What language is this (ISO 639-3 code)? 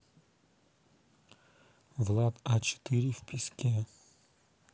rus